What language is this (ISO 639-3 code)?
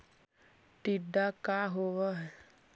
mag